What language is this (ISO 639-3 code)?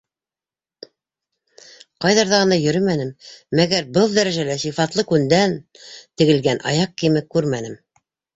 bak